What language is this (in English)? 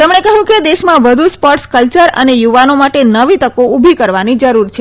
Gujarati